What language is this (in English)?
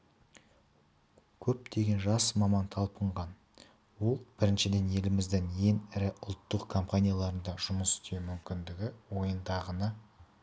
Kazakh